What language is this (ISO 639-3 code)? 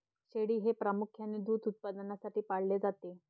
mar